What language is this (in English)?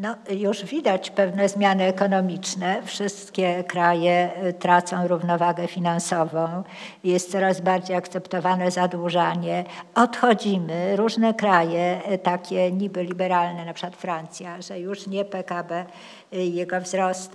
Polish